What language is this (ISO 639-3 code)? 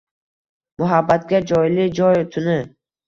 uzb